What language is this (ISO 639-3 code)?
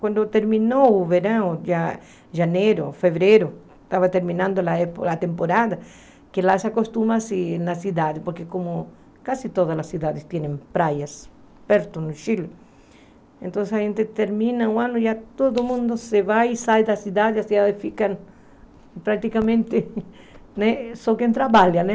por